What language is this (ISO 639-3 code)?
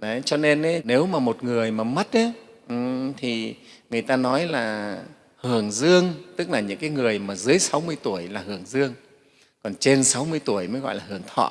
vie